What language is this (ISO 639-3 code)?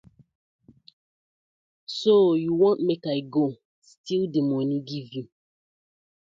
pcm